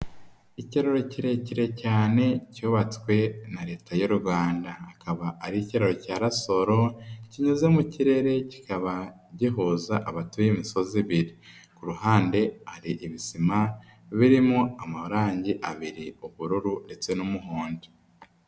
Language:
Kinyarwanda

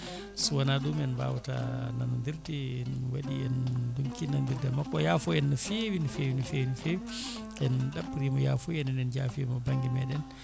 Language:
Fula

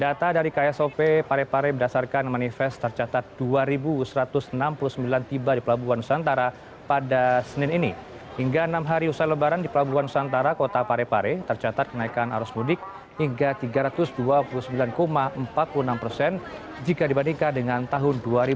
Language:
Indonesian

